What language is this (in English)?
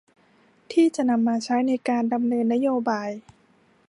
Thai